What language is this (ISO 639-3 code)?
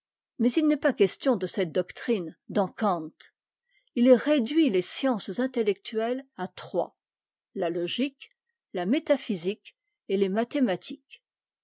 fra